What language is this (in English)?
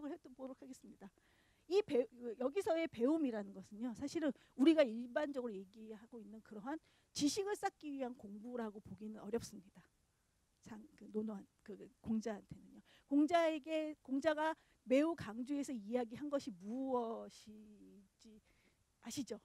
Korean